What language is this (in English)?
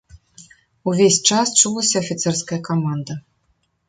Belarusian